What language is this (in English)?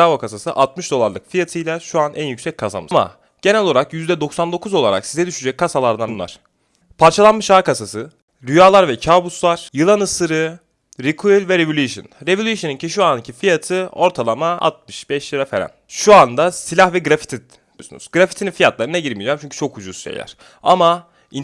Turkish